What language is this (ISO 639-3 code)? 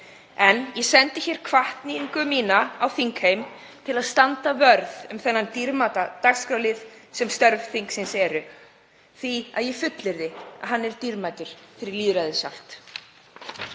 isl